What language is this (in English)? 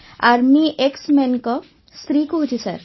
Odia